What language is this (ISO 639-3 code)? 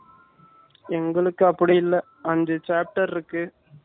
tam